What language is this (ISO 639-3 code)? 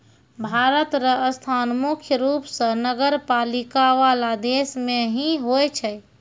mai